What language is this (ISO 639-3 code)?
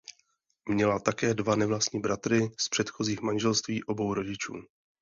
ces